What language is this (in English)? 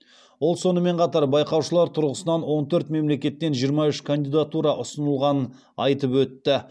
Kazakh